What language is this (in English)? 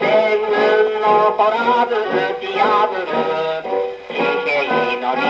Thai